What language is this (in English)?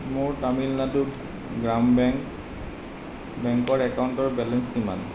Assamese